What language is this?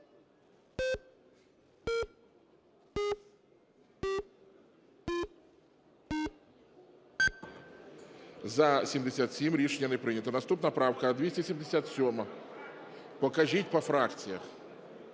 Ukrainian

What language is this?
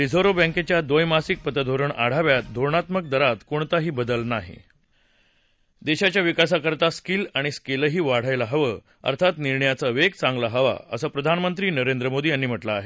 Marathi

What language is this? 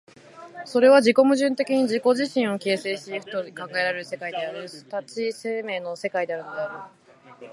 Japanese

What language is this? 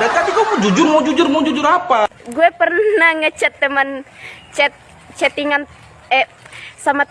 Indonesian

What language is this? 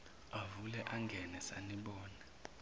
Zulu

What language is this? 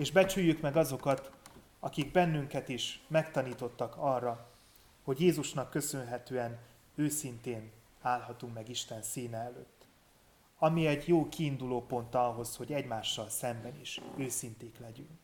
Hungarian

